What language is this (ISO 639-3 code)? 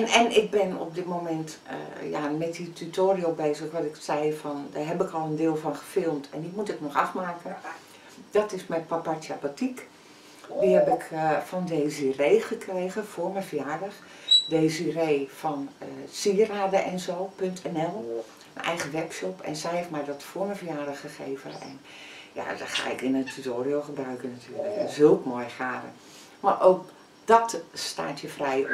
nld